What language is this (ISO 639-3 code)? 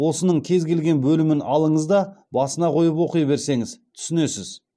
kaz